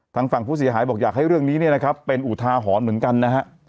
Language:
Thai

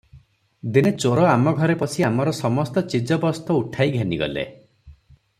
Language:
Odia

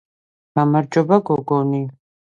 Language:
Georgian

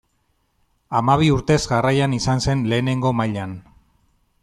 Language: Basque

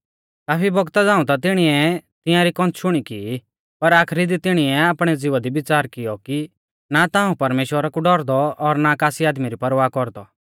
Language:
Mahasu Pahari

